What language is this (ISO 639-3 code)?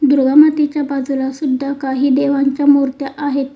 mar